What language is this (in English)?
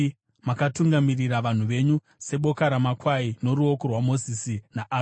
Shona